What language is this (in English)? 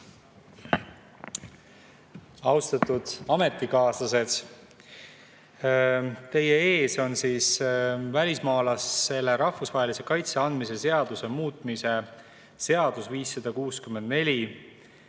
Estonian